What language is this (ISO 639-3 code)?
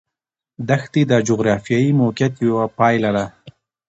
pus